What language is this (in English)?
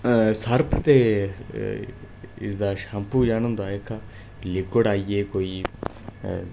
Dogri